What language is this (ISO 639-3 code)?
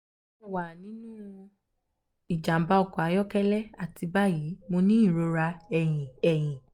yor